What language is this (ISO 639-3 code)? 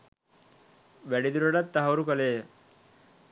sin